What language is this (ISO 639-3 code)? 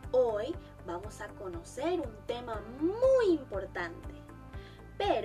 spa